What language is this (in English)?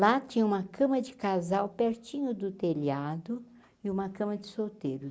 Portuguese